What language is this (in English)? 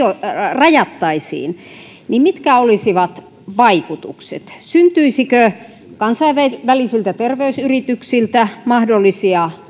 Finnish